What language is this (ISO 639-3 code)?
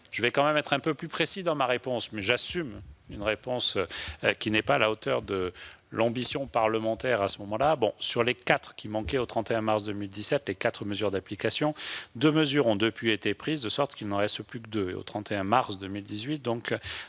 fra